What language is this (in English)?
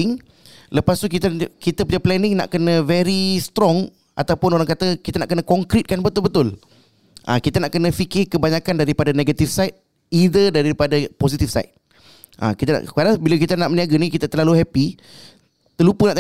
Malay